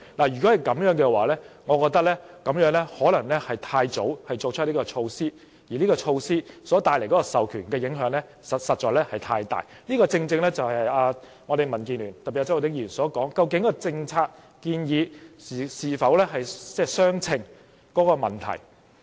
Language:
Cantonese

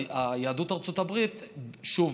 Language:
Hebrew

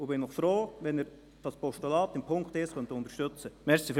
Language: Swiss German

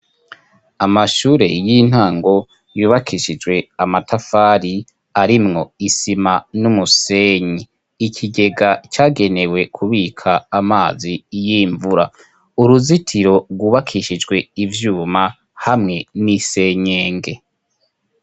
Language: Rundi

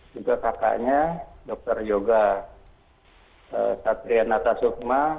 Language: Indonesian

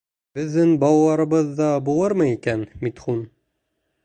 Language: Bashkir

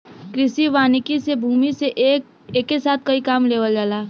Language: Bhojpuri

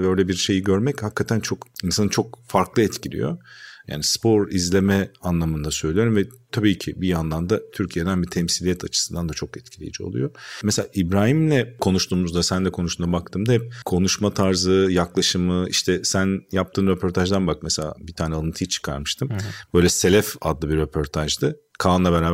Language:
Turkish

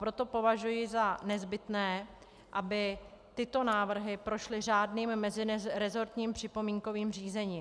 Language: Czech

